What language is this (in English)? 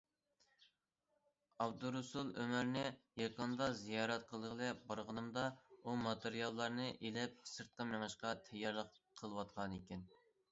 Uyghur